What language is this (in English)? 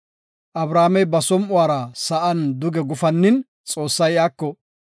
Gofa